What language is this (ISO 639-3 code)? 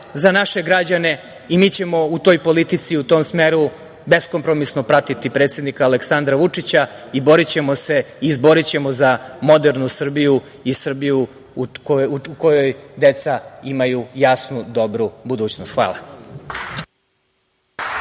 srp